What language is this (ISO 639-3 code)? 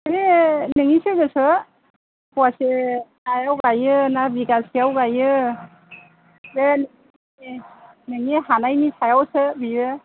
brx